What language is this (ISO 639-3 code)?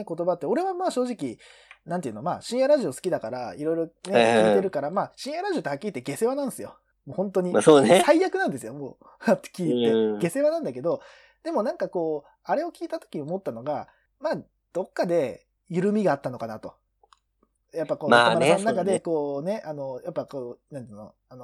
jpn